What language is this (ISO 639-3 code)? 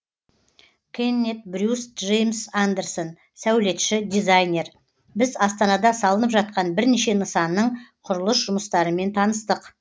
kaz